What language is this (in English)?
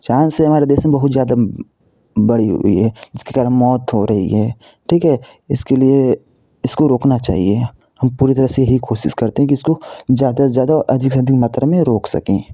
Hindi